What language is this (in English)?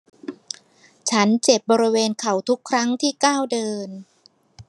Thai